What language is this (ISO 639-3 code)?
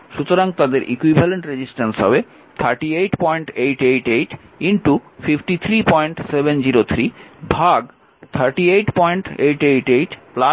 ben